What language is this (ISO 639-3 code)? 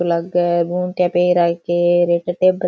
raj